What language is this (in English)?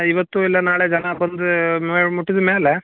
Kannada